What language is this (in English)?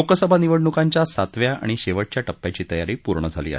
Marathi